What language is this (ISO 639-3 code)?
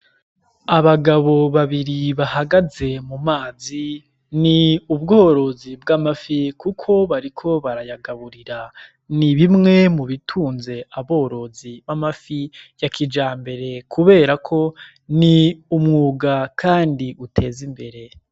run